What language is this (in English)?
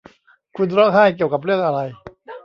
Thai